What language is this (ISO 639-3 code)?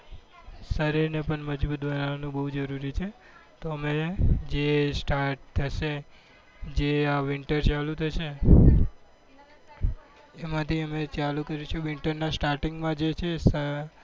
guj